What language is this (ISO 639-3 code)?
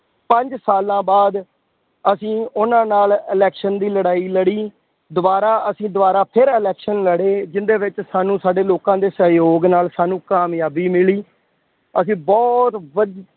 pan